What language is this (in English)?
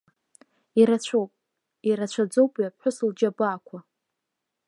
Abkhazian